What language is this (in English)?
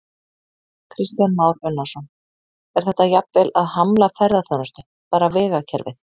Icelandic